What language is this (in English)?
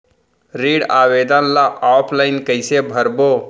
Chhattisgarhi